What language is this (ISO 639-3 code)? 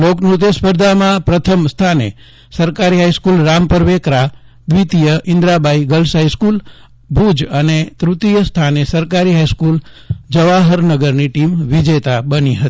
guj